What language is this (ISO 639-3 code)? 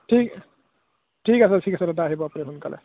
asm